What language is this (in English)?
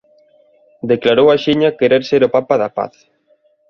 Galician